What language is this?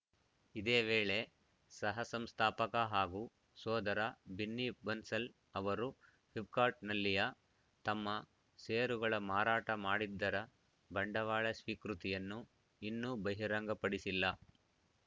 Kannada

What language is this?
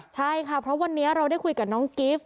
Thai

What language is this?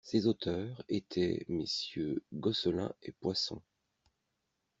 French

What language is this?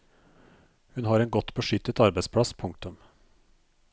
Norwegian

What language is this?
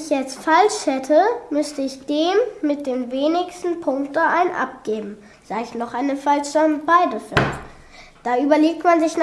German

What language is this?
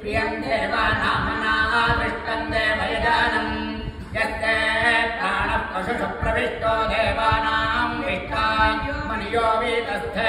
Thai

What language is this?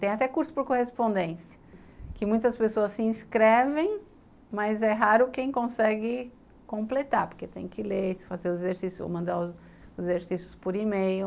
Portuguese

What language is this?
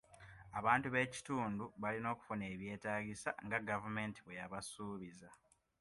Ganda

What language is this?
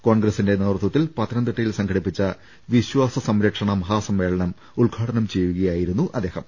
Malayalam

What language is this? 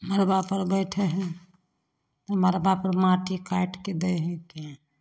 Maithili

